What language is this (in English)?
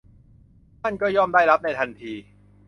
Thai